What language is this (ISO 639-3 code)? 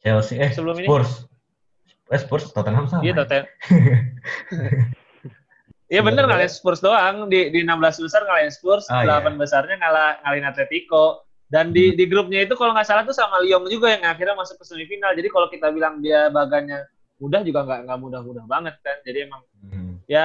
ind